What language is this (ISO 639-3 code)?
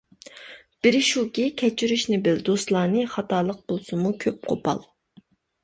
uig